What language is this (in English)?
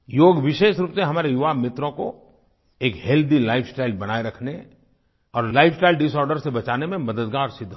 Hindi